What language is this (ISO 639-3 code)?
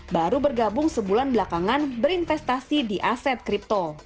ind